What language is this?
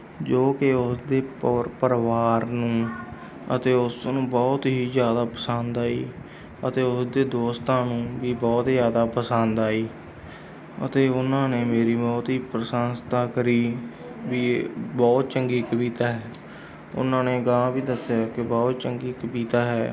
Punjabi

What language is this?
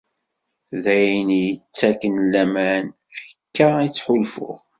Kabyle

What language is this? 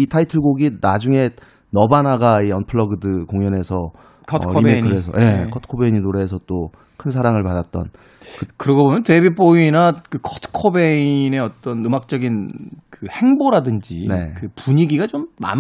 Korean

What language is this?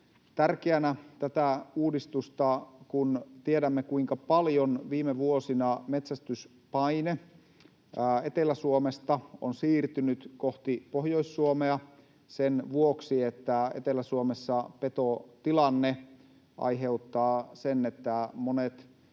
Finnish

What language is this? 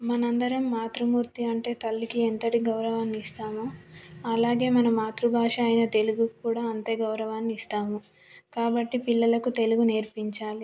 Telugu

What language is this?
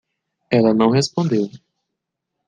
Portuguese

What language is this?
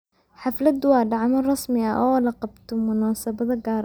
Somali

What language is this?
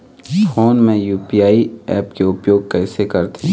Chhattisgarhi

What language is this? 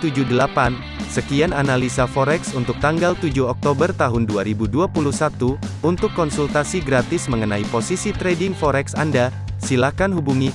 Indonesian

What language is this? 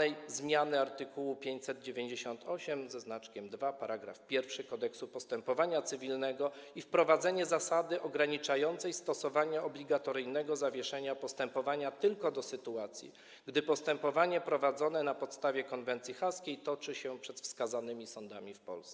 Polish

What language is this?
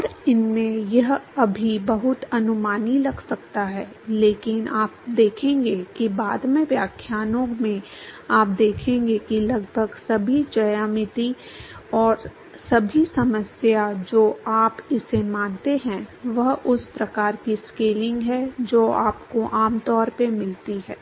Hindi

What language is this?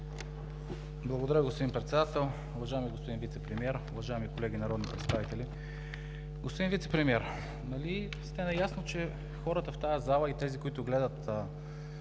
Bulgarian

